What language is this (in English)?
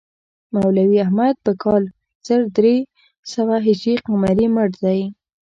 Pashto